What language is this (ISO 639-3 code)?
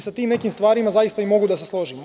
srp